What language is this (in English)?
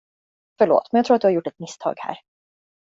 Swedish